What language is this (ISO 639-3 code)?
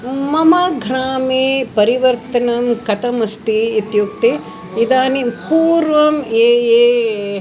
san